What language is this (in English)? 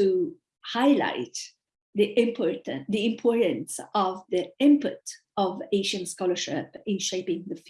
English